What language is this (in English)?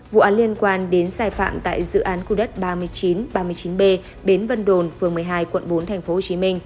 Vietnamese